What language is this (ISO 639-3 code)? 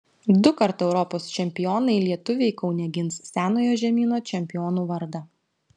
lit